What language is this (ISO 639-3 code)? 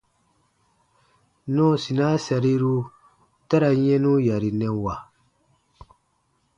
bba